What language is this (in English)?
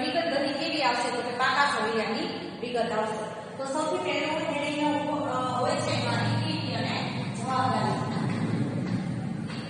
Indonesian